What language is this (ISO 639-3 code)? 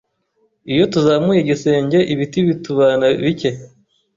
kin